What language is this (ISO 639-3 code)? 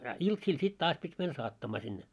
fin